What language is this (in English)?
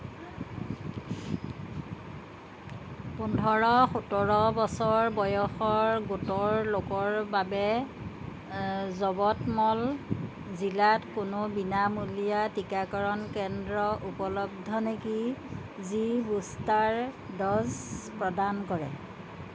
Assamese